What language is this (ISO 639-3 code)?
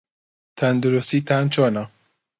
ckb